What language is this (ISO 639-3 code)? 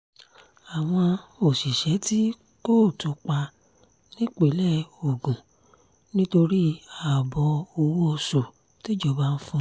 yor